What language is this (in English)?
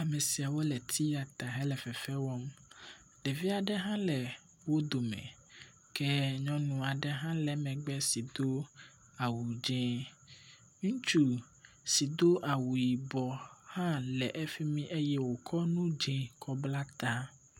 Ewe